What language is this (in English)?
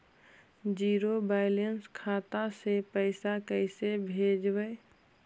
Magahi